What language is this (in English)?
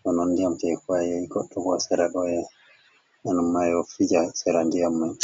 Fula